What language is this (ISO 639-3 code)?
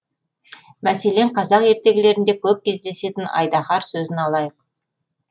kaz